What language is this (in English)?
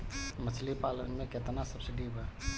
Bhojpuri